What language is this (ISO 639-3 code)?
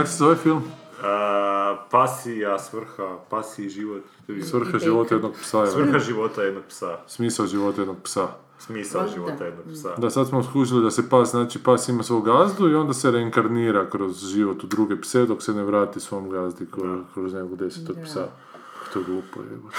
hrv